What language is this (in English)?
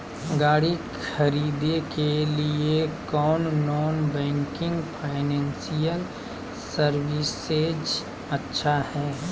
Magahi